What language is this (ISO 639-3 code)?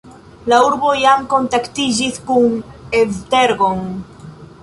epo